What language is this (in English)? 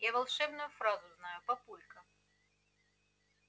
Russian